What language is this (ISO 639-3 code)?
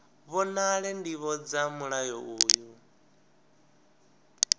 ven